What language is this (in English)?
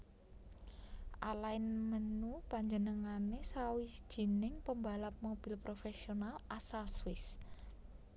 Javanese